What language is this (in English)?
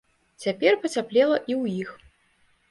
Belarusian